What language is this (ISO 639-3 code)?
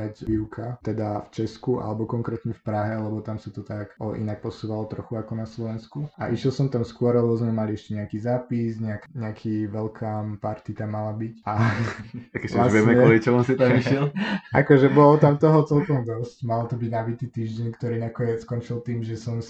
slk